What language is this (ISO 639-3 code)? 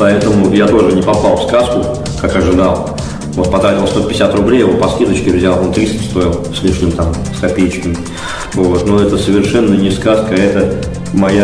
rus